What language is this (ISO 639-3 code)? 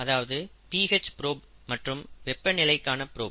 tam